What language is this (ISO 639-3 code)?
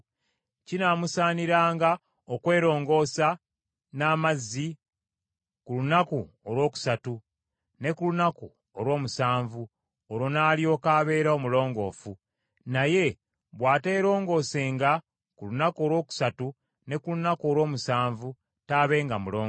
lug